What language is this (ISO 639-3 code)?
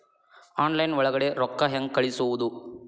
kan